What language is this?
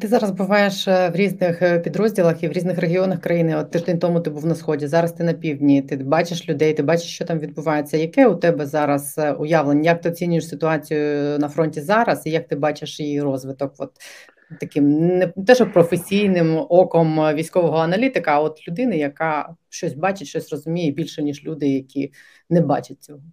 Ukrainian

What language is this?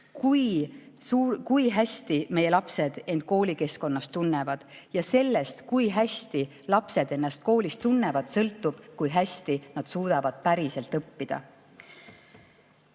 Estonian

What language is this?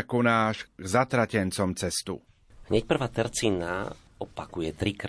Slovak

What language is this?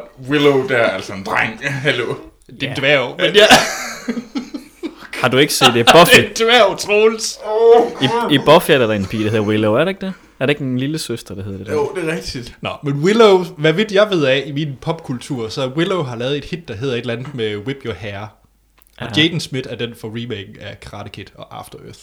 Danish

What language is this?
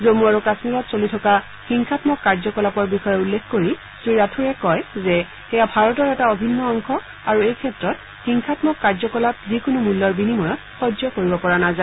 Assamese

